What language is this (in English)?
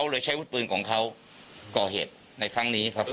Thai